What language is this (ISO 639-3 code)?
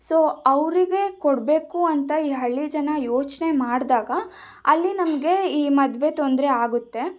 kan